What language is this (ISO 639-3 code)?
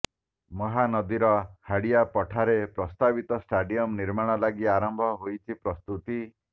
ori